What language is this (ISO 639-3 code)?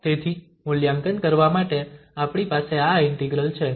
guj